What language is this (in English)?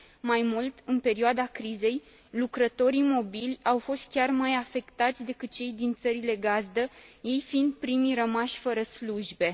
Romanian